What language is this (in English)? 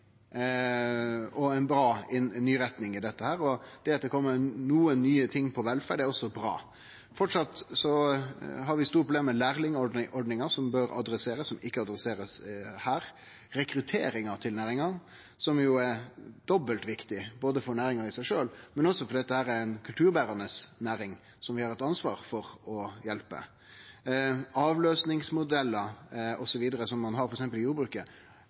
Norwegian Nynorsk